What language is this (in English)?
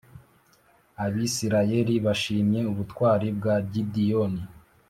Kinyarwanda